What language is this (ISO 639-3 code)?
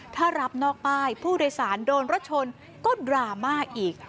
tha